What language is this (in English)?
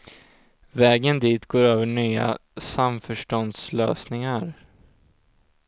Swedish